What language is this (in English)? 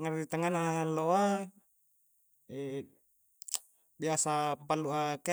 Coastal Konjo